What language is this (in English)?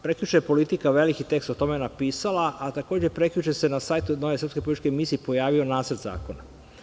Serbian